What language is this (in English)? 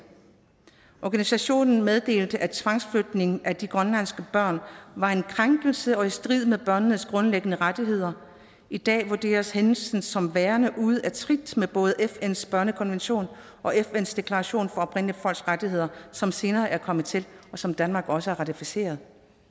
Danish